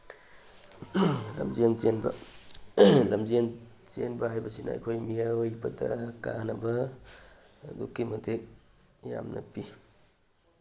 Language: Manipuri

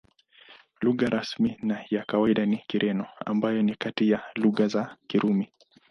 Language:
Swahili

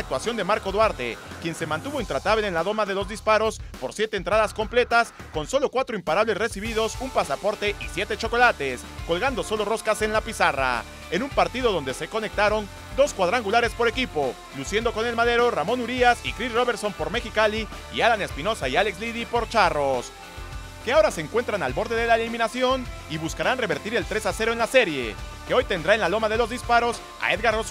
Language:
Spanish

